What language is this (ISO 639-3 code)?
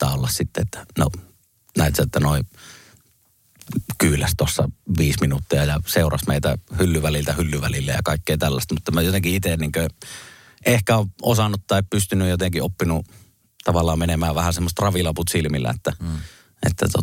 fin